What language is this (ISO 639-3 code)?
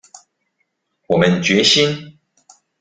zho